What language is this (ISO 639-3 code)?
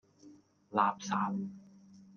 yue